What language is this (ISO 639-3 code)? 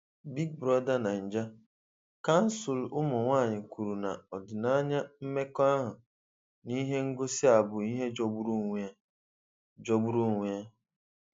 ibo